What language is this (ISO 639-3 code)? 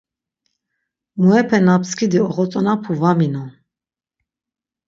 lzz